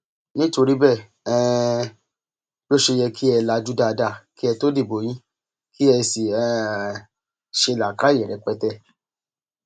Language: Yoruba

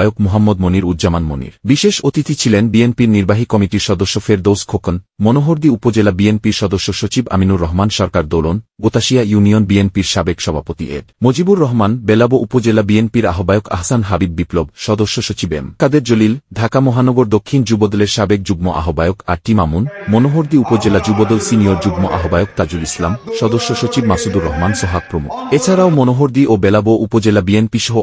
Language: Bangla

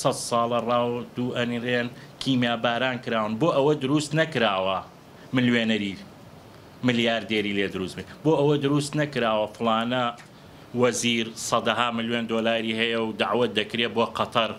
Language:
Arabic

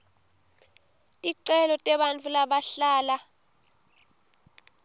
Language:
Swati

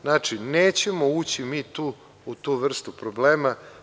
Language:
Serbian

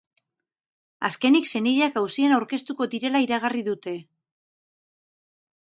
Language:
Basque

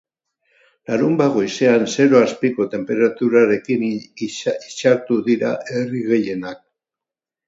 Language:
Basque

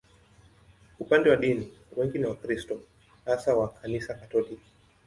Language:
Swahili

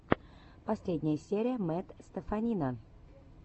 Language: Russian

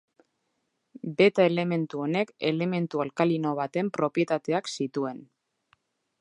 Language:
Basque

